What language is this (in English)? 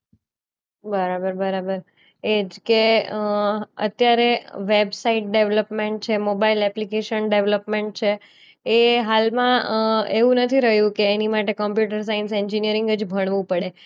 Gujarati